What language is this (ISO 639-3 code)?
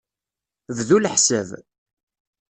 kab